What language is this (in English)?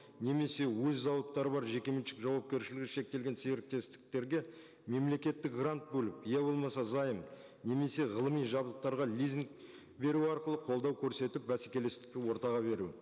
Kazakh